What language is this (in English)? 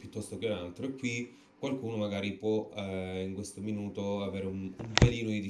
Italian